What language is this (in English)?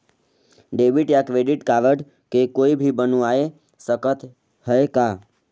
Chhattisgarhi